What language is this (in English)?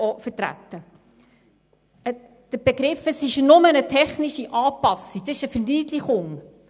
Swiss German